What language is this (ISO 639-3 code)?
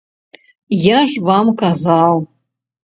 bel